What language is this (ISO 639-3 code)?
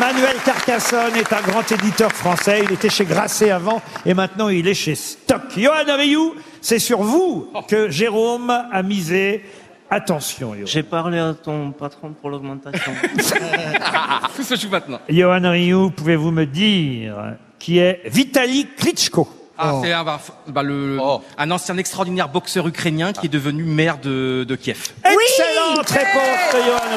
fra